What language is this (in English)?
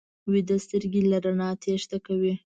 Pashto